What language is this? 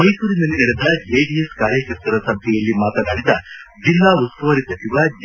Kannada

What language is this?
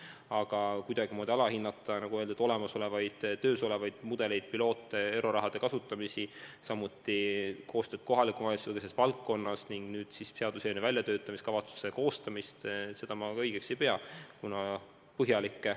Estonian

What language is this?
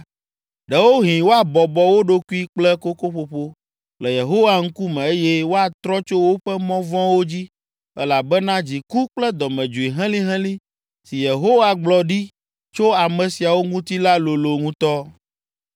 Ewe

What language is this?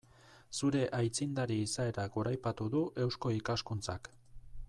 Basque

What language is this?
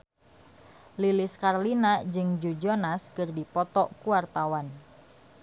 Sundanese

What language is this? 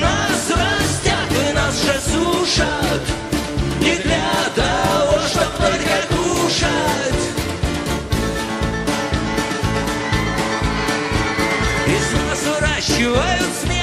Russian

